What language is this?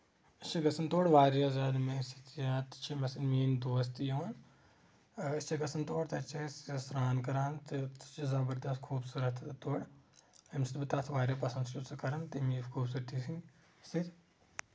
Kashmiri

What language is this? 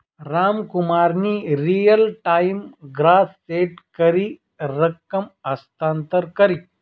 Marathi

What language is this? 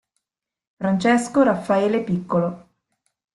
Italian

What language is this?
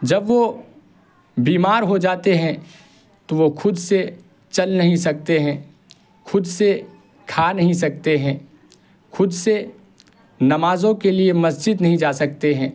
Urdu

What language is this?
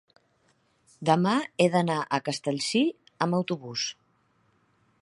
Catalan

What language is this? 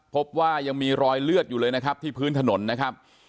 Thai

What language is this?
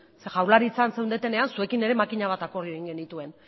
Basque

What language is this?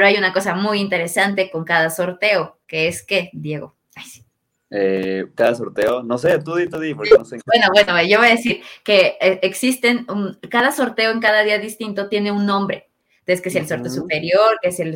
Spanish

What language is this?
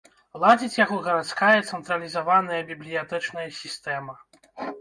Belarusian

